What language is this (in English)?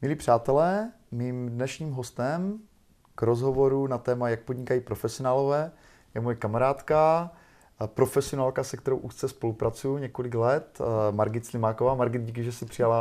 Czech